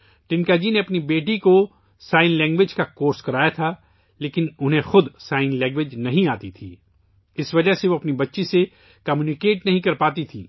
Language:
Urdu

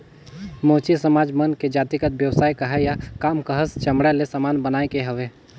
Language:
Chhattisgarhi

